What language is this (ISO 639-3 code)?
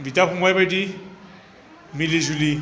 brx